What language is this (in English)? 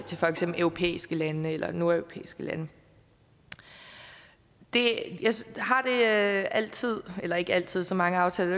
Danish